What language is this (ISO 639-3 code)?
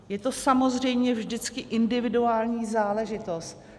ces